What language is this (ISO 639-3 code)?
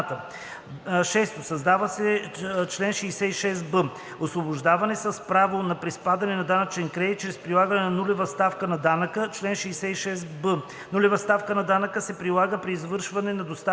bul